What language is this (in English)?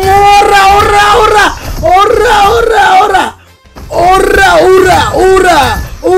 Indonesian